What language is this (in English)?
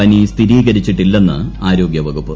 Malayalam